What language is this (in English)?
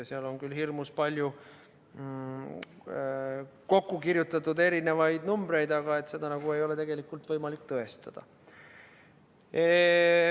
Estonian